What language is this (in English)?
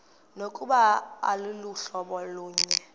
Xhosa